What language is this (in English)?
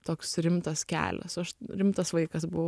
Lithuanian